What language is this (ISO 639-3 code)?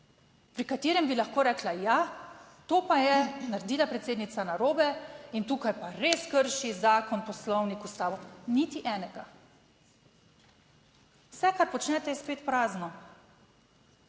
slv